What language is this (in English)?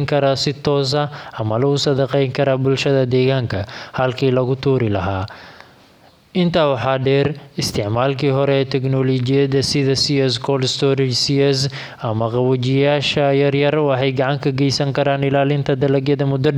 Somali